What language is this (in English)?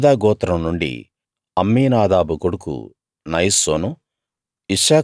Telugu